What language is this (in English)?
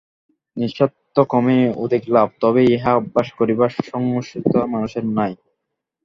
Bangla